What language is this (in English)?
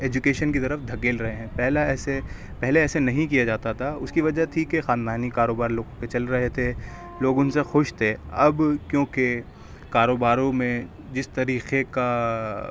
Urdu